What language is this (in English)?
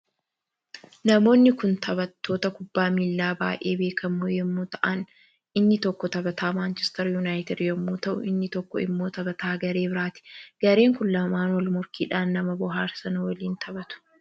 Oromo